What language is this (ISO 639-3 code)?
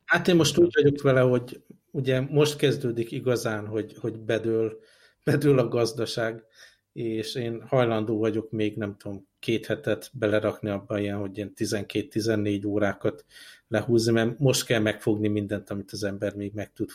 hun